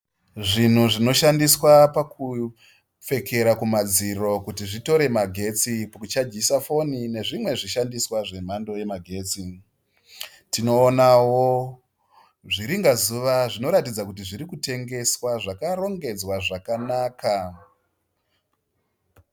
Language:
Shona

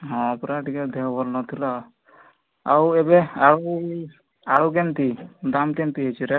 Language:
Odia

